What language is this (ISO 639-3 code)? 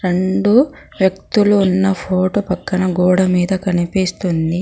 tel